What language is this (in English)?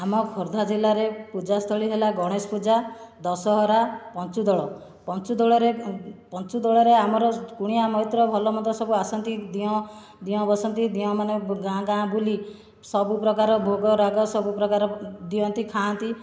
Odia